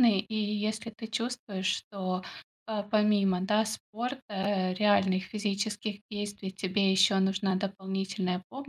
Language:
Russian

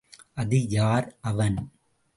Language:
Tamil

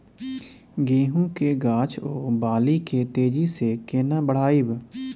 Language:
Maithili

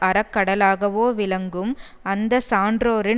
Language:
Tamil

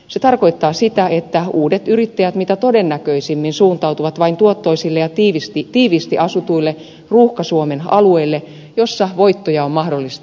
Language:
Finnish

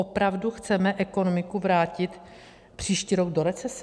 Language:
Czech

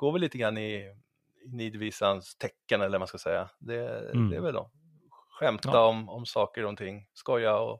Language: Swedish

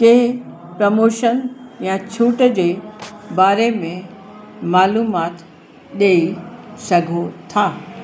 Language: Sindhi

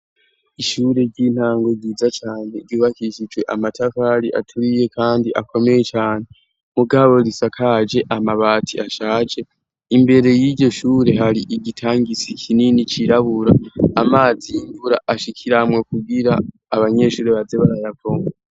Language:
Rundi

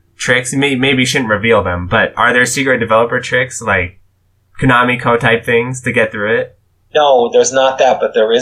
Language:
English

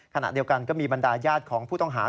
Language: Thai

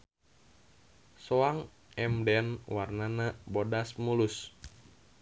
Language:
Sundanese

